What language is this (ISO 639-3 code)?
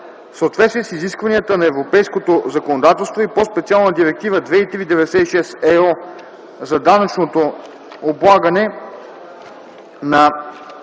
bul